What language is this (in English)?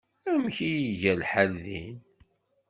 Kabyle